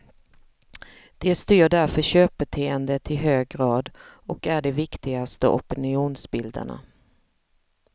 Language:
Swedish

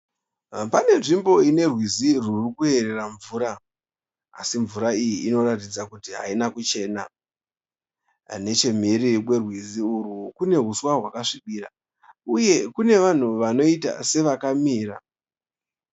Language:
Shona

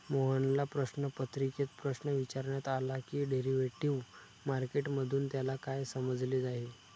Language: Marathi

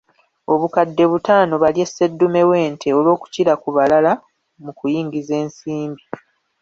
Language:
Ganda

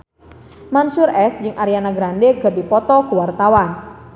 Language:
Sundanese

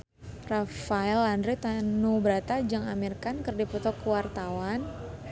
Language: Sundanese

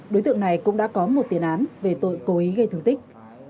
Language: Vietnamese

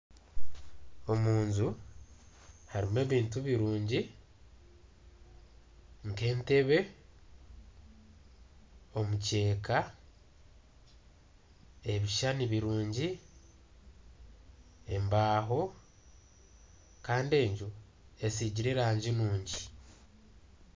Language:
Nyankole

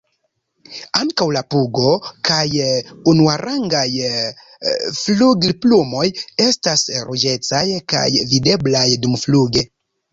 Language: Esperanto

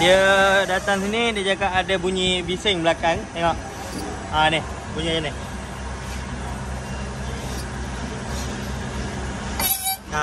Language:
Malay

